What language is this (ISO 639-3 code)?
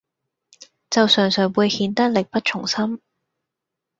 yue